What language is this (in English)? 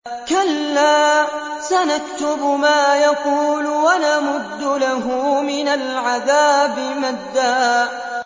Arabic